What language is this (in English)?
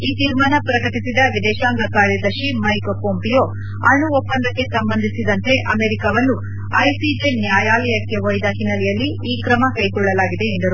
Kannada